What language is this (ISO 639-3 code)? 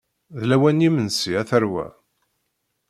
kab